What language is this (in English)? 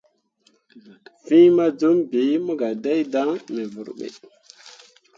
Mundang